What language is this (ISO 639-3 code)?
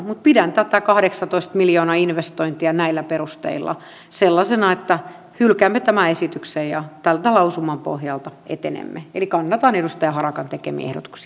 fin